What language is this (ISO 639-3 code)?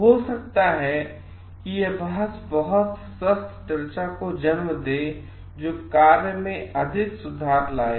hin